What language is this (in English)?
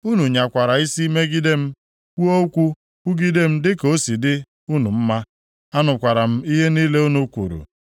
Igbo